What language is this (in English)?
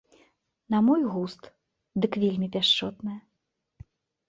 Belarusian